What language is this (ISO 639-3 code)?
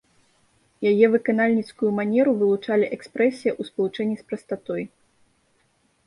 bel